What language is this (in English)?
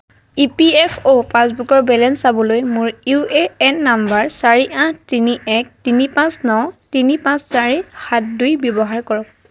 Assamese